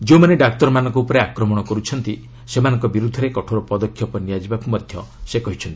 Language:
Odia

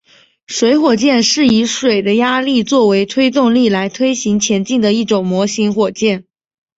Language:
Chinese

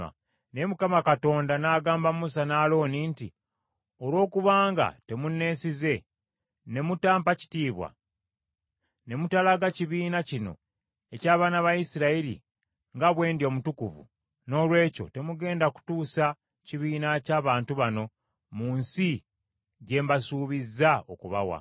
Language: Ganda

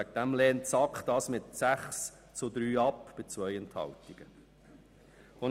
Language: Swiss German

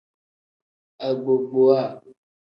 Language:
Tem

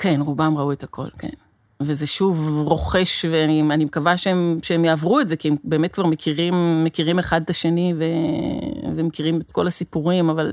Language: Hebrew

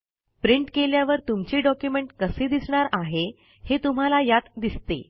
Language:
Marathi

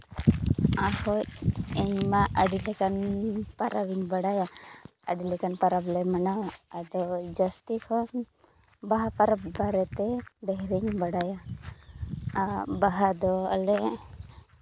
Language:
Santali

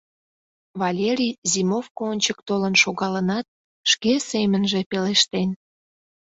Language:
Mari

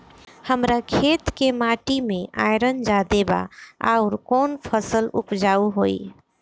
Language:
Bhojpuri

